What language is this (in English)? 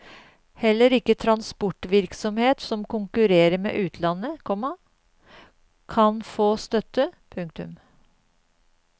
Norwegian